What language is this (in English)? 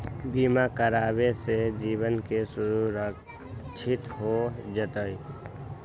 Magahi